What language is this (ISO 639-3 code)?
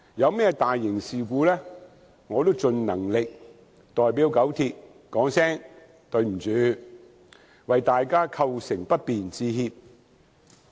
yue